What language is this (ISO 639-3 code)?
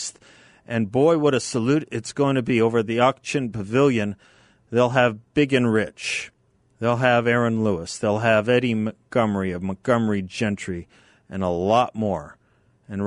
eng